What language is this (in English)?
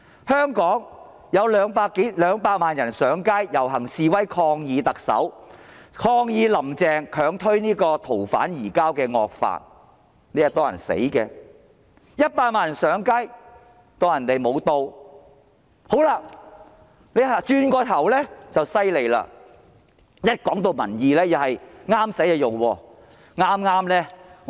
Cantonese